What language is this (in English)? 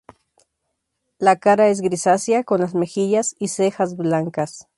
Spanish